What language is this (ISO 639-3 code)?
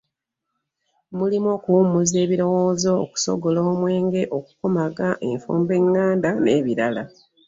lug